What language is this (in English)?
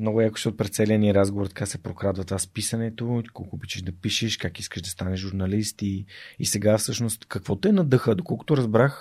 Bulgarian